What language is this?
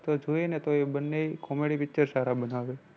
Gujarati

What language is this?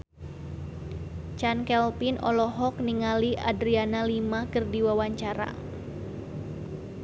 Sundanese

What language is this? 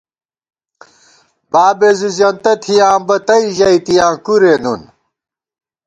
Gawar-Bati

